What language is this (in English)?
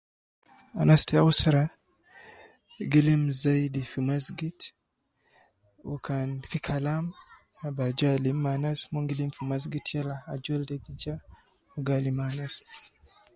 Nubi